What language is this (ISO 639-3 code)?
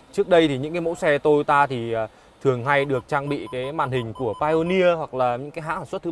vie